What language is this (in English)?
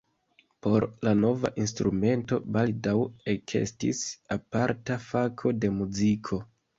Esperanto